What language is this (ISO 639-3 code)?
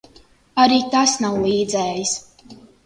lav